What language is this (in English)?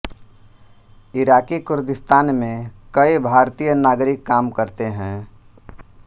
Hindi